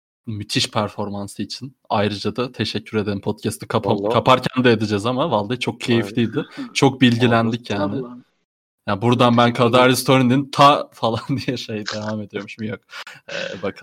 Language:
Turkish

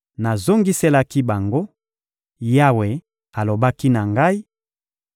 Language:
Lingala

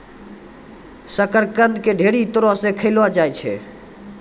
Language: Maithili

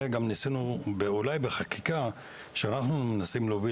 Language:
Hebrew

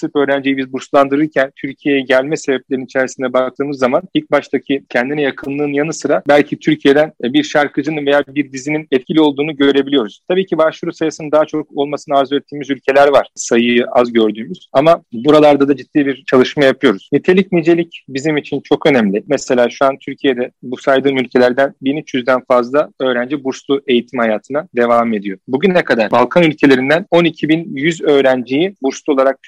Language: Turkish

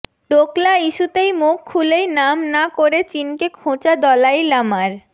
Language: Bangla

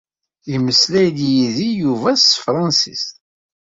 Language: Kabyle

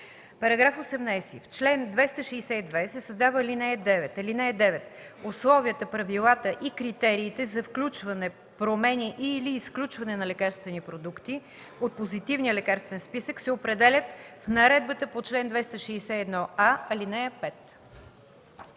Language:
Bulgarian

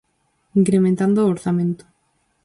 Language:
Galician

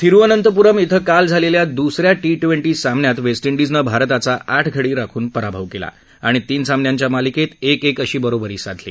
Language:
Marathi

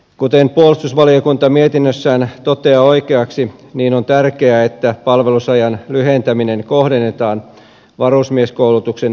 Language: Finnish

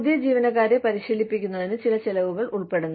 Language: Malayalam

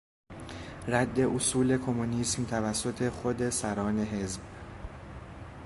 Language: Persian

